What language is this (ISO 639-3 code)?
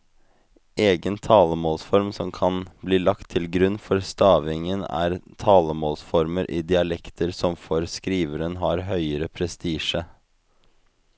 nor